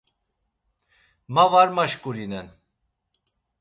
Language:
Laz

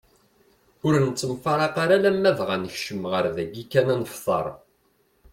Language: Kabyle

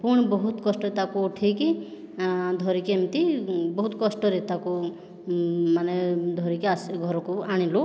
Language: Odia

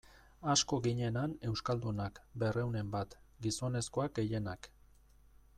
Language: Basque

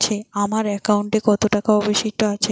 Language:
Bangla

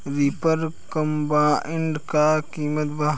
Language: Bhojpuri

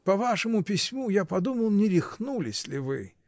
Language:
Russian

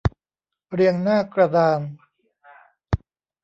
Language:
Thai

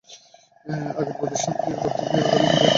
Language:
Bangla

